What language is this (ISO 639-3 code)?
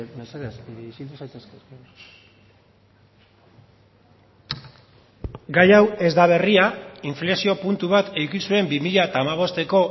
eus